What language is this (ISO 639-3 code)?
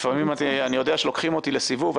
heb